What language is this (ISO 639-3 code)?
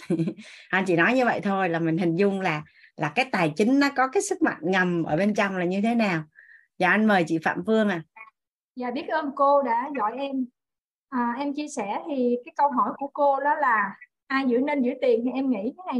vie